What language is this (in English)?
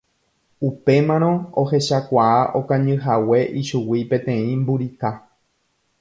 Guarani